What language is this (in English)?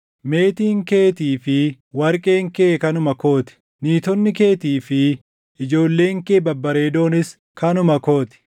Oromo